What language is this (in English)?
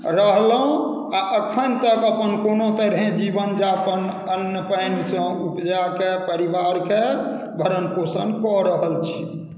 Maithili